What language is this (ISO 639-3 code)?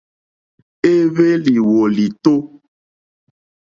bri